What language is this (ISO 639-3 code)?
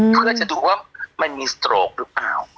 tha